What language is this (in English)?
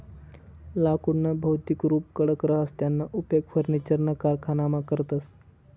Marathi